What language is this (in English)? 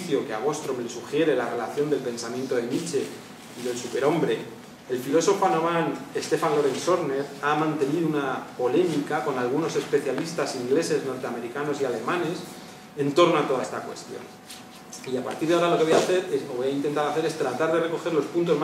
Spanish